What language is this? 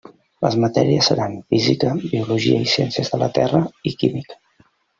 Catalan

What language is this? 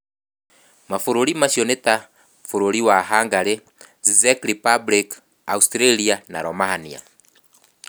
Kikuyu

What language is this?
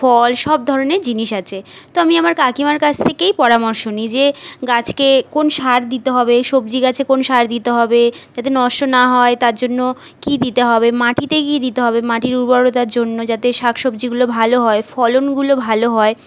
Bangla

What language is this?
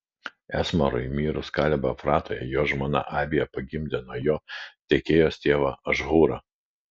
Lithuanian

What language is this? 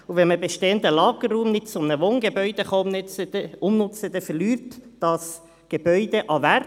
Swiss German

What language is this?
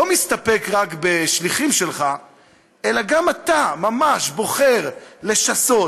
Hebrew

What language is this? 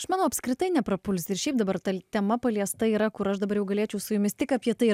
Lithuanian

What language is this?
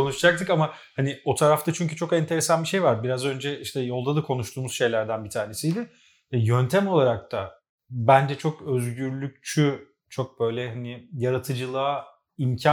Turkish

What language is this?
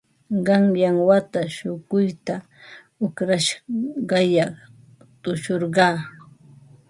Ambo-Pasco Quechua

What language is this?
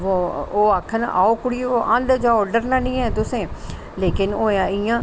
Dogri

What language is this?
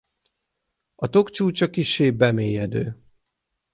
Hungarian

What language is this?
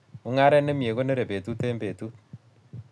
Kalenjin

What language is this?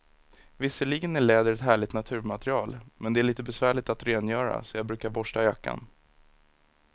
Swedish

